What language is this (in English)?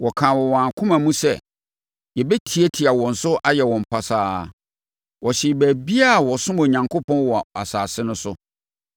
Akan